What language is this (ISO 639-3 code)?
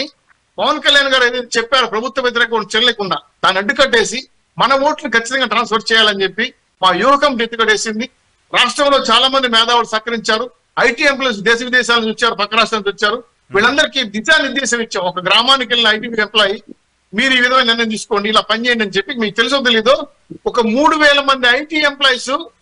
tel